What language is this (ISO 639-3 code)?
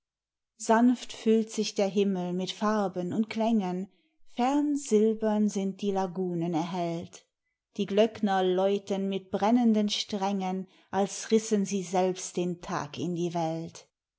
deu